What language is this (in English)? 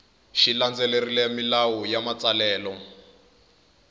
Tsonga